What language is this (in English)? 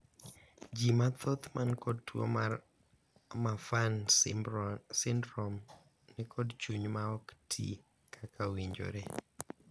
Luo (Kenya and Tanzania)